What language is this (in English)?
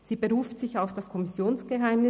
Swiss German